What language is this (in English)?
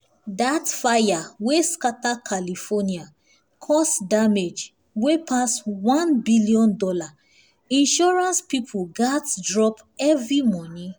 Nigerian Pidgin